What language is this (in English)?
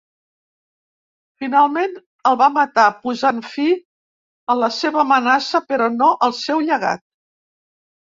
Catalan